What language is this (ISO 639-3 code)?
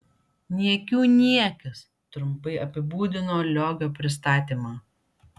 lit